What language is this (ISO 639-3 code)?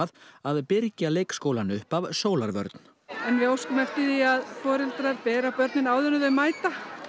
isl